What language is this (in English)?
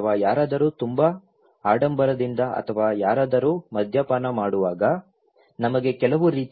Kannada